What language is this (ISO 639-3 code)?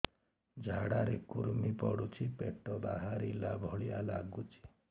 ori